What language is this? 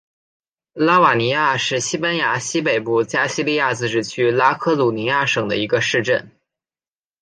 Chinese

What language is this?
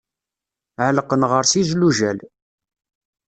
Kabyle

